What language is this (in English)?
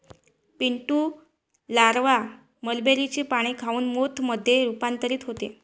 Marathi